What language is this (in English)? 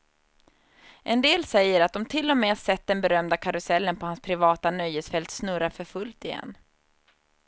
Swedish